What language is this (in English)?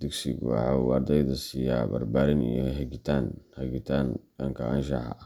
Somali